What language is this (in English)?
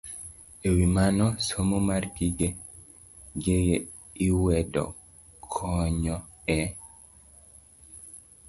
Luo (Kenya and Tanzania)